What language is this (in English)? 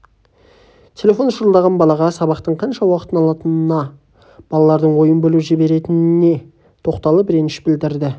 Kazakh